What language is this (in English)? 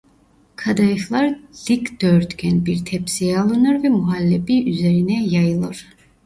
Turkish